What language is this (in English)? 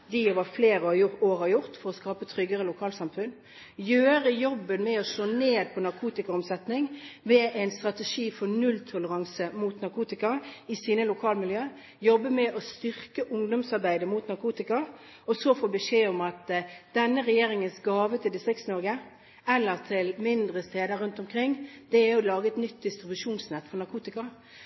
Norwegian Bokmål